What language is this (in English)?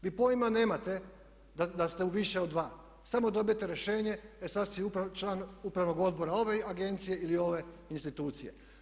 Croatian